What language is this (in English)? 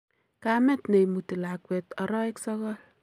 Kalenjin